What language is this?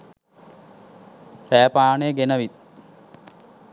Sinhala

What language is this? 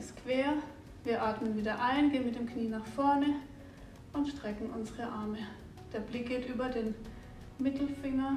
German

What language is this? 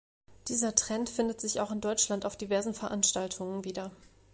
German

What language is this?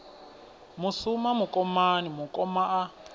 Venda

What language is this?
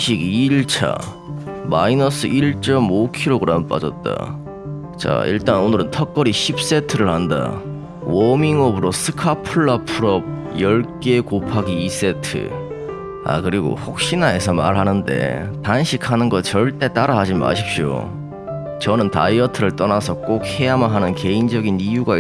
Korean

